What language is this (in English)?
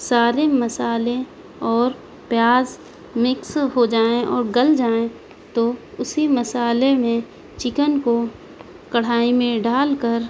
Urdu